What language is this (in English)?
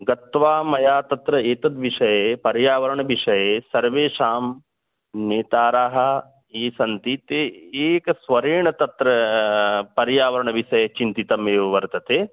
Sanskrit